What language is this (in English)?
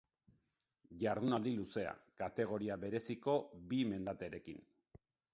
Basque